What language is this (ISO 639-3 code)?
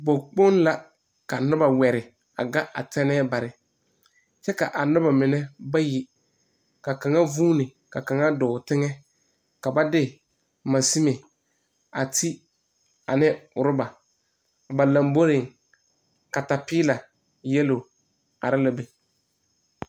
dga